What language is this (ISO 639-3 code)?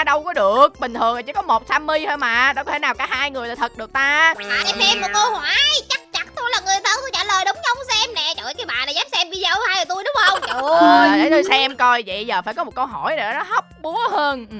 vie